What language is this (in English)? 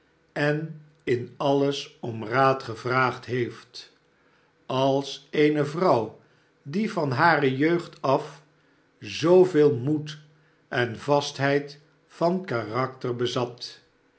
Dutch